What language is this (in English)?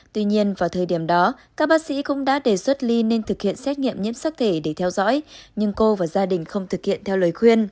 Vietnamese